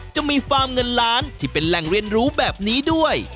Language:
Thai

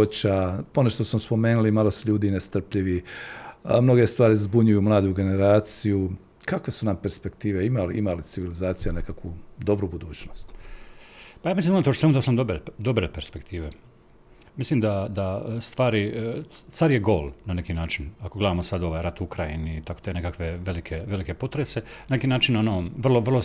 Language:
Croatian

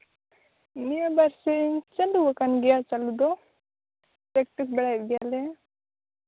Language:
Santali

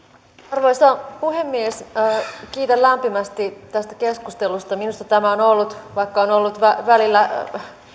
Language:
Finnish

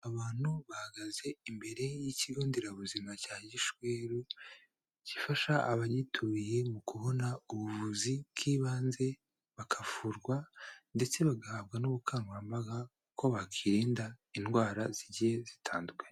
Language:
Kinyarwanda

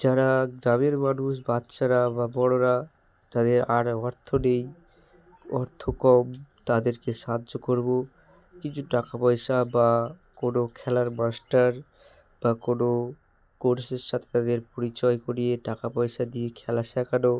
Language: Bangla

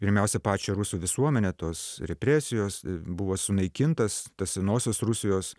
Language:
Lithuanian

